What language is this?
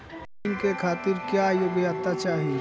Bhojpuri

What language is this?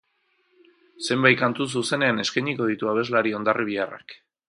Basque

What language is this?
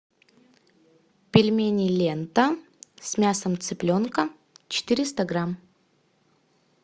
Russian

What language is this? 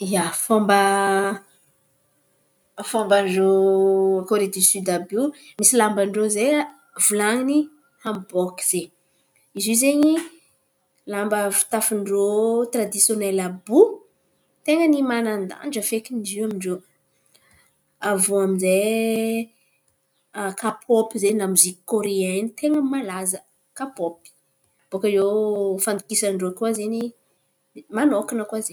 Antankarana Malagasy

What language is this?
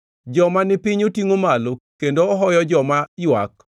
Luo (Kenya and Tanzania)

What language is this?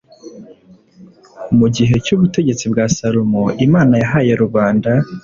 Kinyarwanda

